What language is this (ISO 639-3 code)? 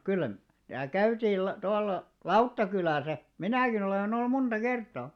fin